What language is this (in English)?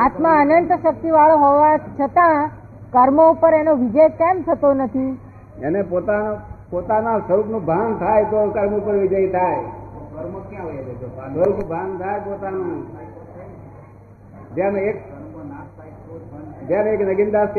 Gujarati